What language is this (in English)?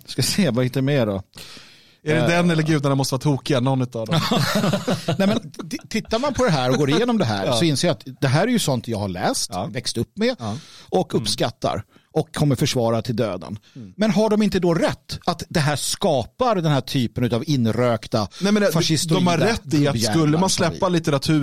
Swedish